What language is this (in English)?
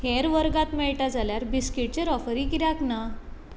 Konkani